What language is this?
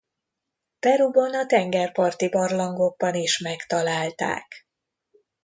Hungarian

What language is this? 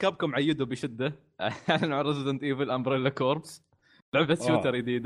Arabic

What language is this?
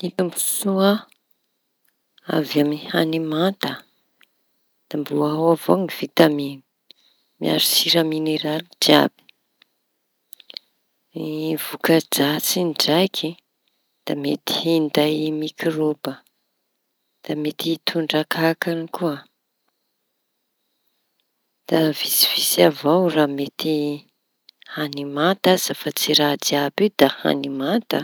Tanosy Malagasy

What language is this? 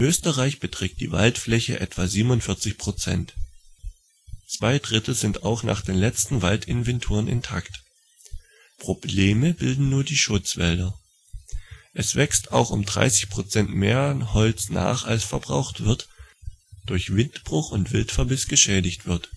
German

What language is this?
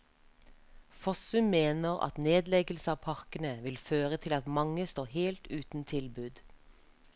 Norwegian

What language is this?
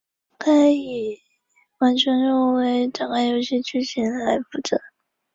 Chinese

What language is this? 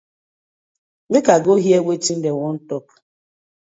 Nigerian Pidgin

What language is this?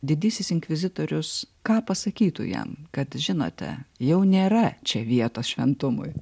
Lithuanian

